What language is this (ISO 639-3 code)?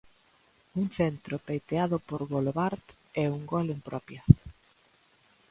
glg